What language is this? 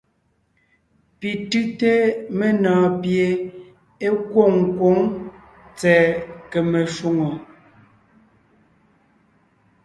Ngiemboon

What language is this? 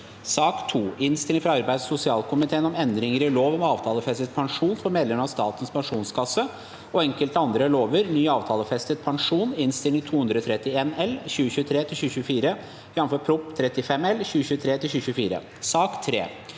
Norwegian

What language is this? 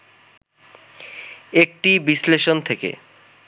Bangla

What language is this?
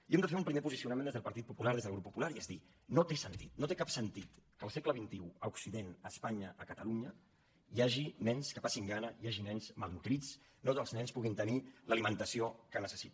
Catalan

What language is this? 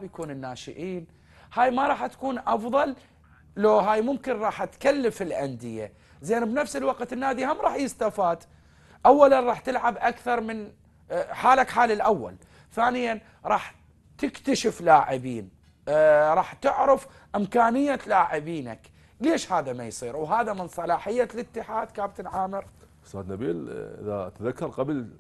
Arabic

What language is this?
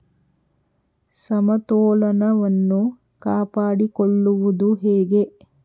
Kannada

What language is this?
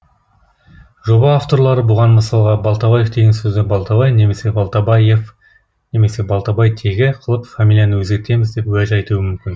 Kazakh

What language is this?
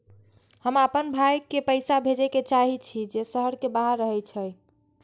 Maithili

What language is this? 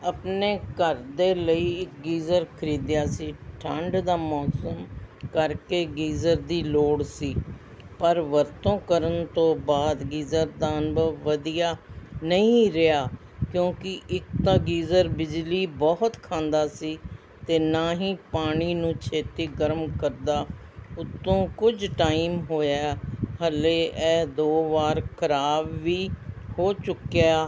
Punjabi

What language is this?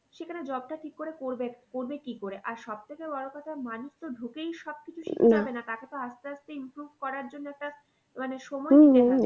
Bangla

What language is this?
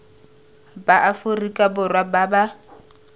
Tswana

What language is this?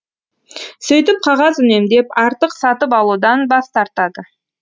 Kazakh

